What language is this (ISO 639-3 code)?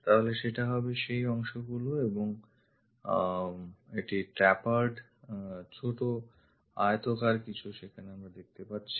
ben